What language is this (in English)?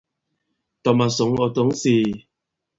Bankon